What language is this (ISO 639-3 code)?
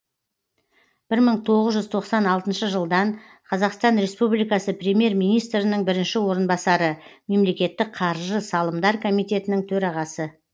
kaz